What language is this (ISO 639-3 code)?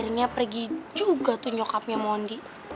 ind